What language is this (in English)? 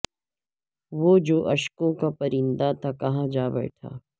Urdu